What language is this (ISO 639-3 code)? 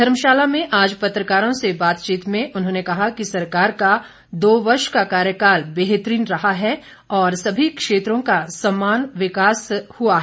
hin